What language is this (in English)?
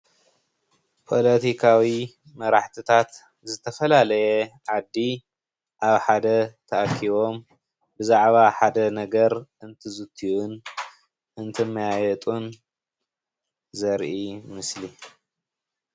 Tigrinya